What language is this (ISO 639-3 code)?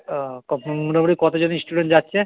ben